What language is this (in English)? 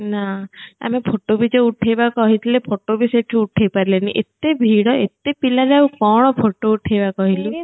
Odia